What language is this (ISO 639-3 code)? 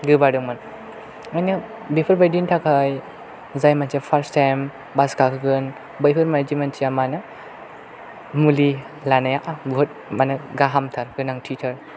brx